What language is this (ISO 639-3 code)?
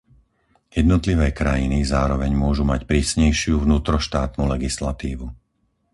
slk